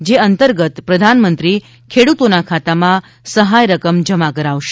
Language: Gujarati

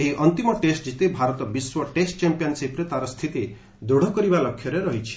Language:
Odia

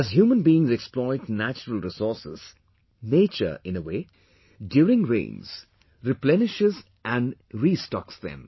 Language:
English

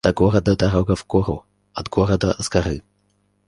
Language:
Russian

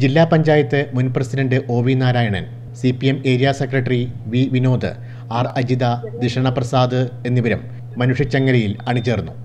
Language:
Malayalam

